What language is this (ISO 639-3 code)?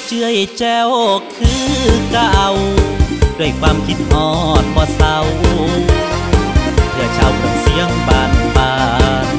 tha